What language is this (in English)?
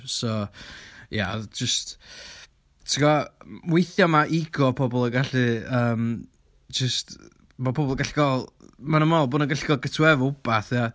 Welsh